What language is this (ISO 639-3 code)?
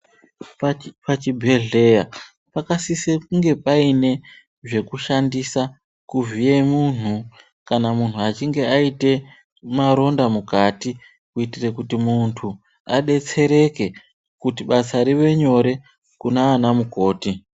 ndc